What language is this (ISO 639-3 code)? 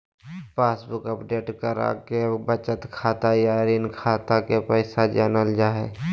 mag